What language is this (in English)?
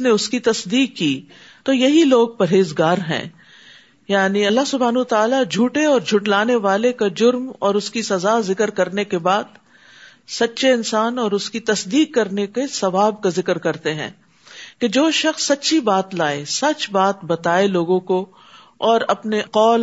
Urdu